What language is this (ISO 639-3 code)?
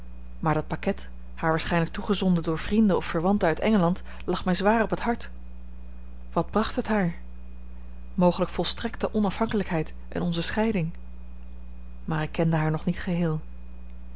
nld